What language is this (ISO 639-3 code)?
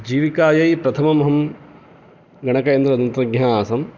san